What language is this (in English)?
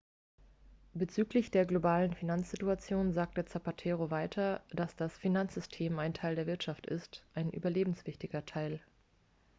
German